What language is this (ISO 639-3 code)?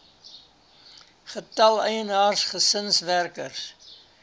afr